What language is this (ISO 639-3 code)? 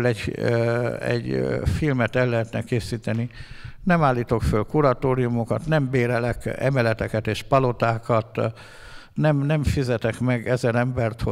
hun